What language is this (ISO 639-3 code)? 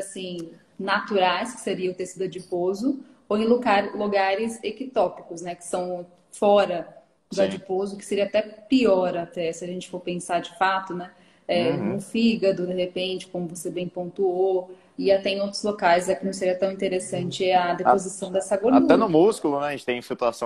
por